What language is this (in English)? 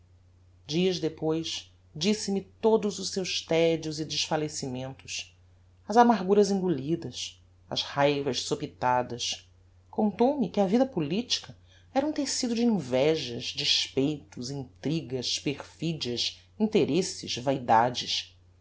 Portuguese